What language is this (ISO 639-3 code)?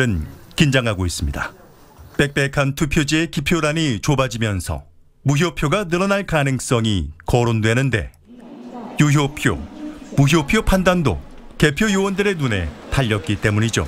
kor